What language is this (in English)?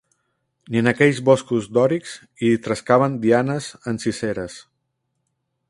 Catalan